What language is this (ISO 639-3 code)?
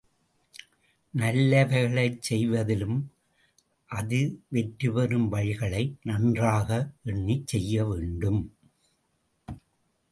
tam